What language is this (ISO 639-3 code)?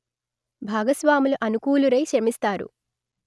tel